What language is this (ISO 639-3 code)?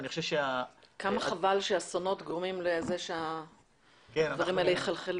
heb